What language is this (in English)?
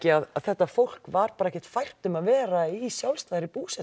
Icelandic